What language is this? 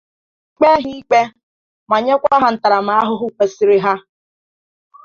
Igbo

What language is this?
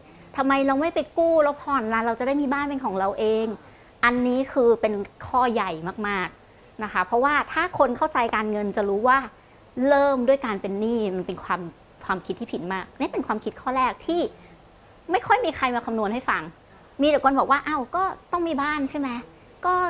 Thai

